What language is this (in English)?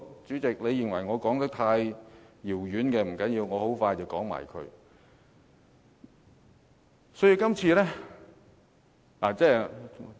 Cantonese